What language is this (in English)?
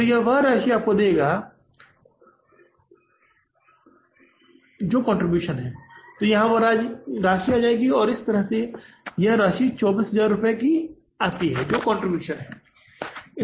Hindi